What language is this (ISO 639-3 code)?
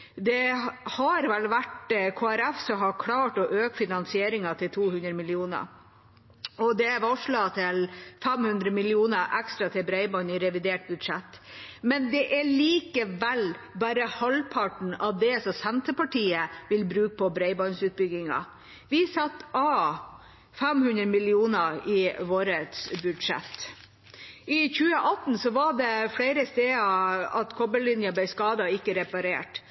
nob